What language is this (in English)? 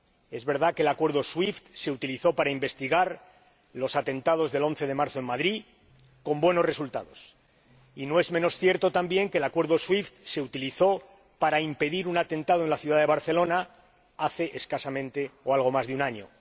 Spanish